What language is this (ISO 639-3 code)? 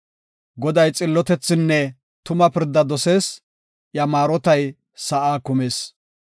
gof